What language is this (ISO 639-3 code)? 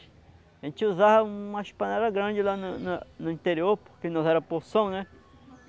por